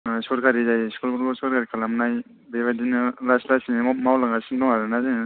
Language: Bodo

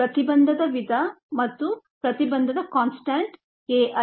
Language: Kannada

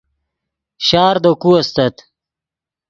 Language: Yidgha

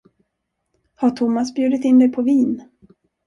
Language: Swedish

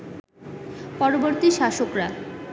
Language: Bangla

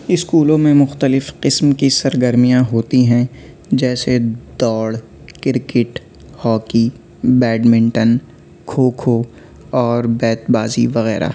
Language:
Urdu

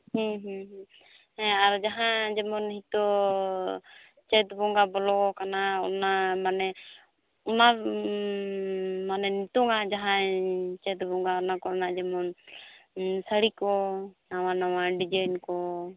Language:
Santali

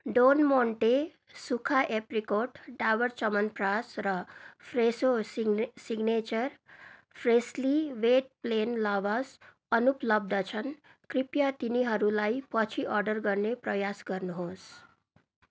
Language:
Nepali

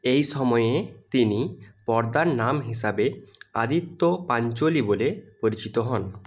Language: Bangla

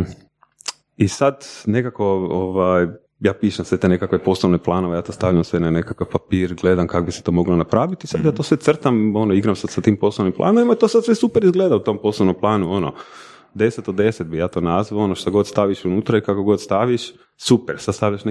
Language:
Croatian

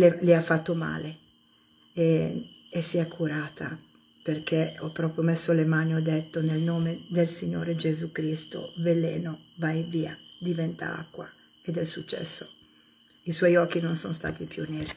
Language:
Italian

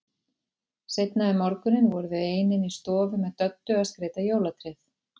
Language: Icelandic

